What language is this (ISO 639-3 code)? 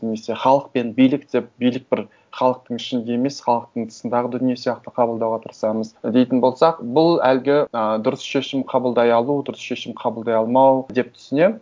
kaz